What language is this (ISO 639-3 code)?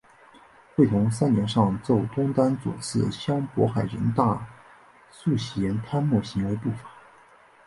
zho